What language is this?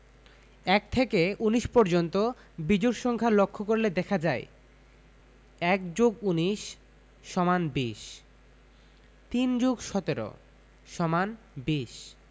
Bangla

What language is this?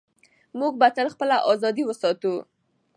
Pashto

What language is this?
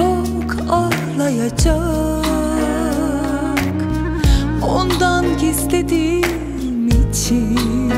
Turkish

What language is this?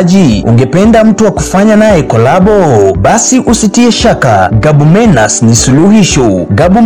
Swahili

